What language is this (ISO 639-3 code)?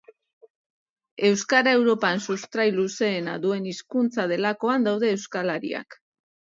eus